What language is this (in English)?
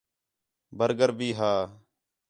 Khetrani